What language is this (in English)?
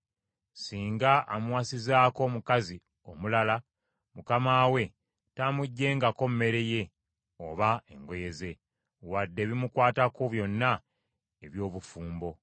Ganda